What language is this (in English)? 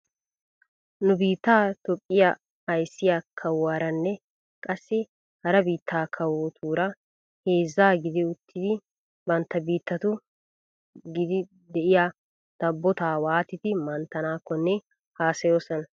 Wolaytta